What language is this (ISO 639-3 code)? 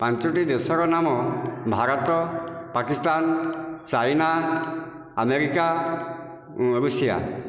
ori